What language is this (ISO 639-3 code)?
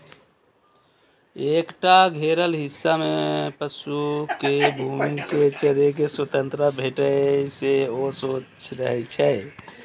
mai